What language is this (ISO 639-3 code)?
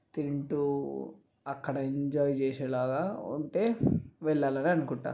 tel